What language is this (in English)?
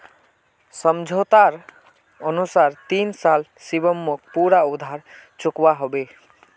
Magahi